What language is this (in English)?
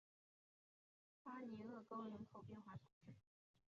Chinese